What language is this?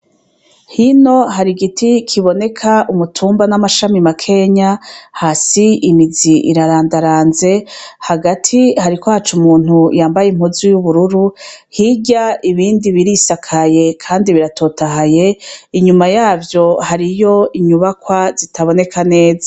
Rundi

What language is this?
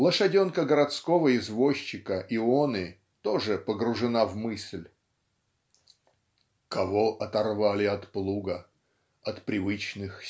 Russian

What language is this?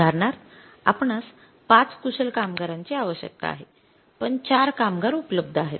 Marathi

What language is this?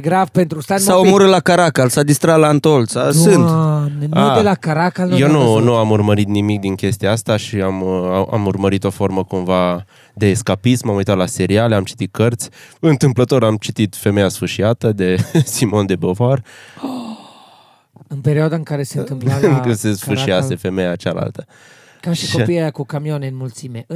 Romanian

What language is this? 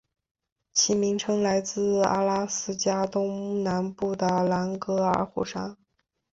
Chinese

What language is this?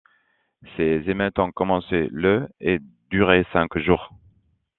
French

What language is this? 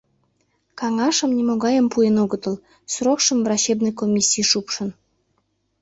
Mari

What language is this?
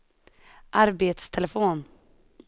Swedish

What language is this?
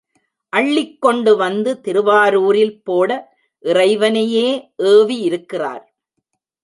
Tamil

